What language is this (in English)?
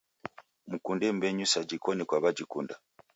Taita